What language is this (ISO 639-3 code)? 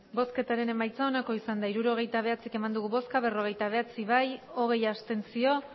eus